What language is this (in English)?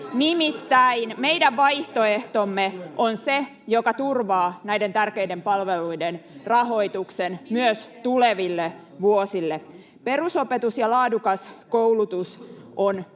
Finnish